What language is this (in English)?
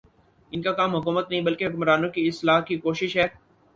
Urdu